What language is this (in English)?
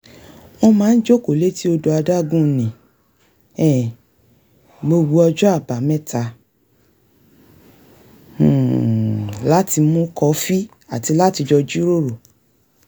Yoruba